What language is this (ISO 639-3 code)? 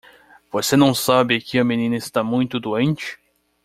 por